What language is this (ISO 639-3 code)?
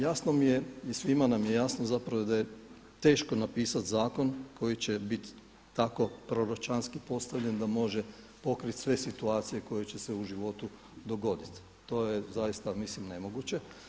hrv